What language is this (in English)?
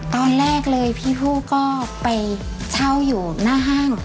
Thai